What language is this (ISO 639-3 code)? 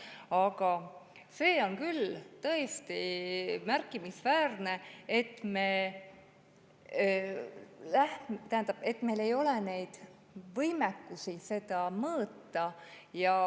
est